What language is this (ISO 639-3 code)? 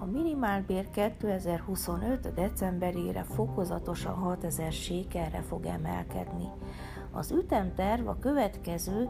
hun